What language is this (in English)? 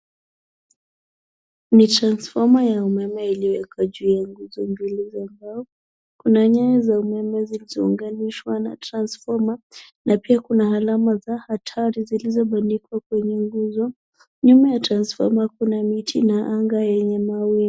Swahili